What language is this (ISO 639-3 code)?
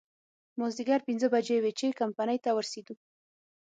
pus